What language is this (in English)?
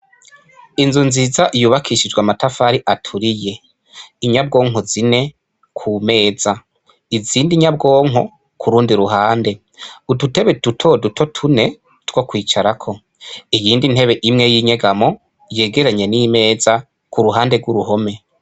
Rundi